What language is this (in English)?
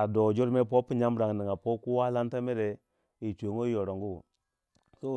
Waja